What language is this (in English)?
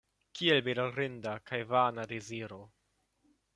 Esperanto